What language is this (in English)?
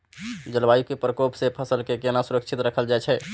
Maithili